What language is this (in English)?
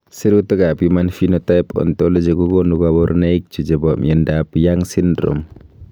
Kalenjin